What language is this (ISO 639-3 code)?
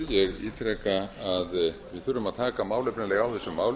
isl